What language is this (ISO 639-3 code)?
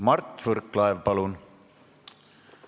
est